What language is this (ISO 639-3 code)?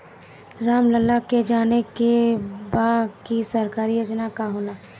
bho